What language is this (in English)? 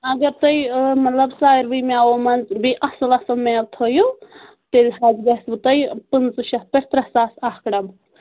Kashmiri